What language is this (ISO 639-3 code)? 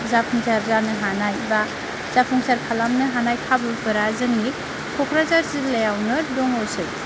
brx